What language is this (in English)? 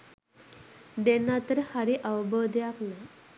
Sinhala